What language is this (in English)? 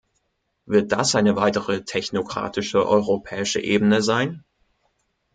German